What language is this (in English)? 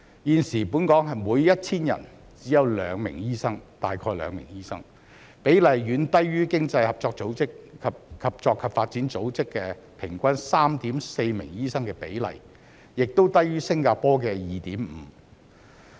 Cantonese